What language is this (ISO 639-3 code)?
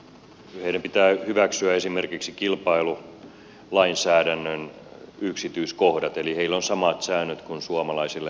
fin